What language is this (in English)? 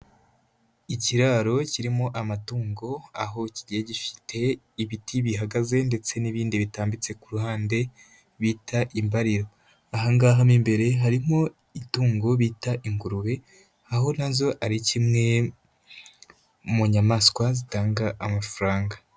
Kinyarwanda